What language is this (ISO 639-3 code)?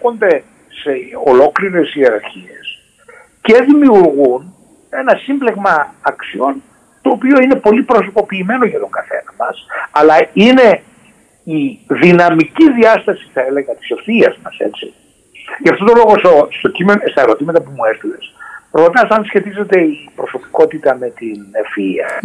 ell